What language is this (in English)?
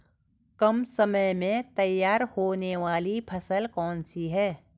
Hindi